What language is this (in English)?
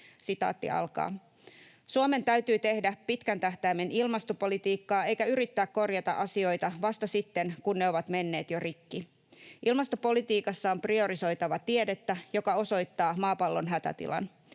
Finnish